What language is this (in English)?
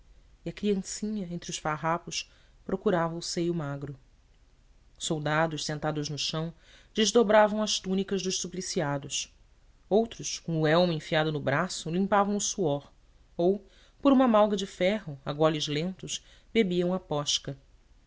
Portuguese